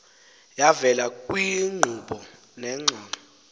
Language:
Xhosa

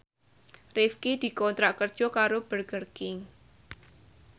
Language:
Javanese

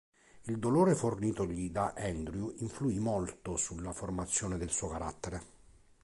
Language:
Italian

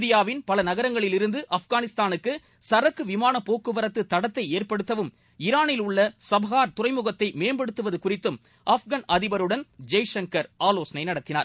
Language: Tamil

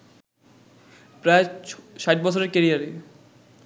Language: Bangla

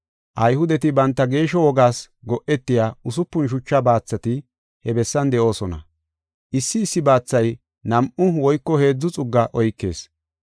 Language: Gofa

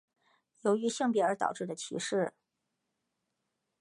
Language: Chinese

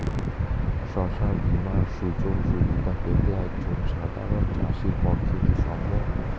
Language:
Bangla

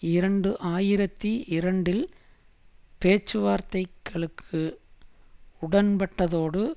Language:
Tamil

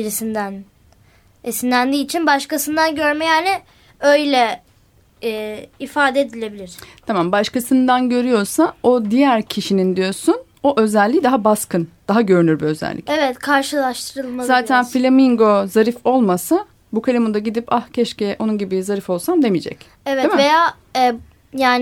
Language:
Turkish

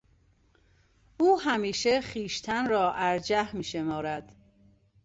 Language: Persian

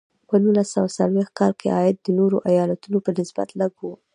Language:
Pashto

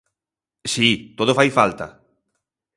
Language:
Galician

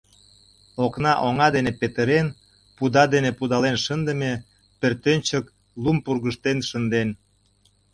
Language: Mari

